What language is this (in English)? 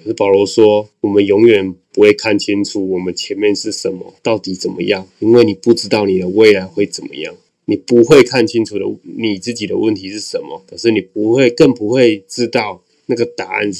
Chinese